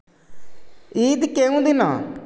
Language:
Odia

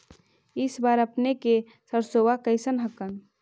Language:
Magahi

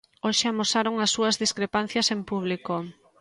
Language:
Galician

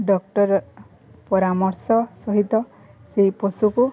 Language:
Odia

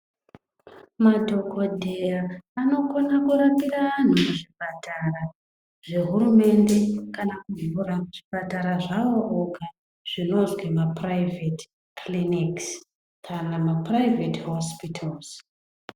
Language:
Ndau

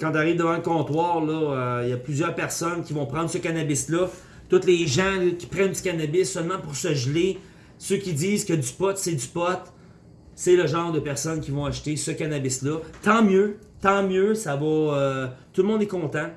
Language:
French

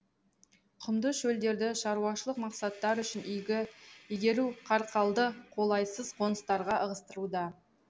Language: Kazakh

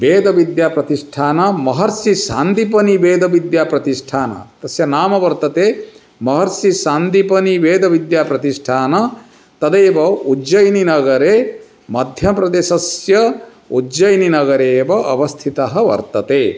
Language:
Sanskrit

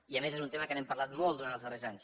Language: Catalan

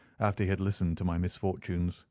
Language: English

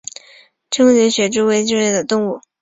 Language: Chinese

